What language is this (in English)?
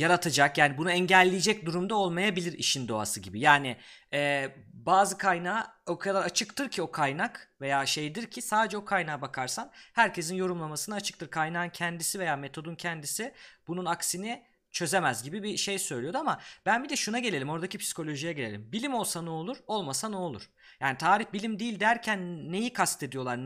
Turkish